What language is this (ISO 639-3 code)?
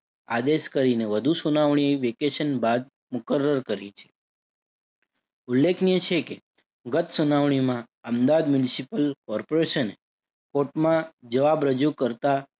guj